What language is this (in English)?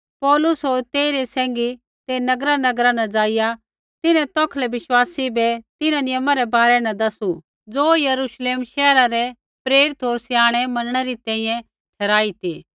Kullu Pahari